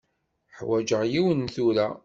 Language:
Kabyle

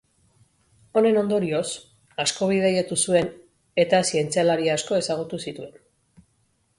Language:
Basque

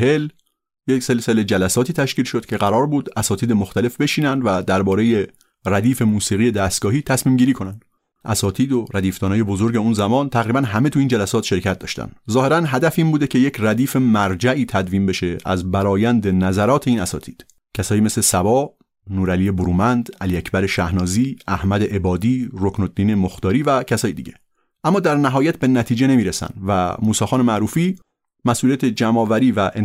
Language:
Persian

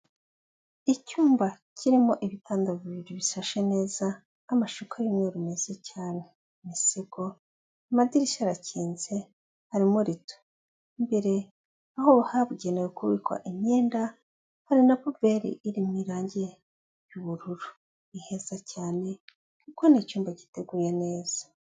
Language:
Kinyarwanda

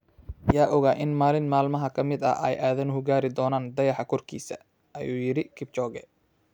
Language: Somali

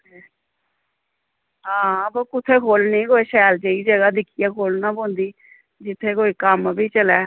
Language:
Dogri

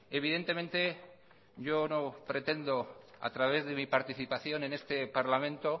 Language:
Spanish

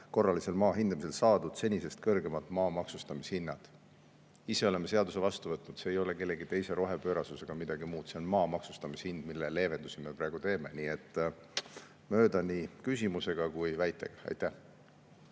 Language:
Estonian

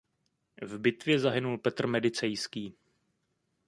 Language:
Czech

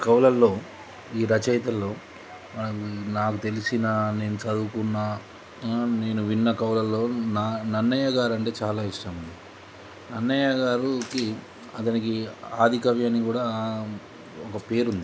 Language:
Telugu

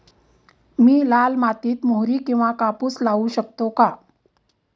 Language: Marathi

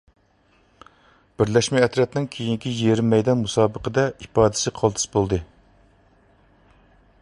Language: Uyghur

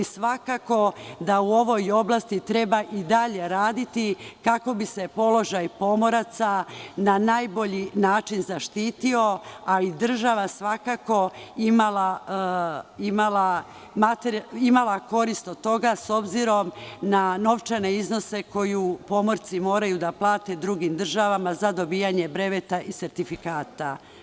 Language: Serbian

